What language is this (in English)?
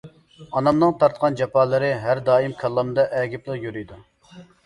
Uyghur